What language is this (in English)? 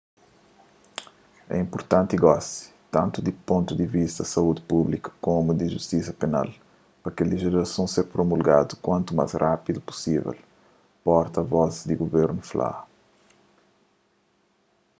Kabuverdianu